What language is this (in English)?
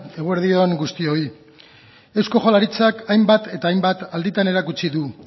Basque